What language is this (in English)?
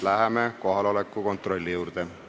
Estonian